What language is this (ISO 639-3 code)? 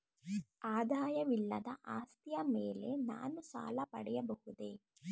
kan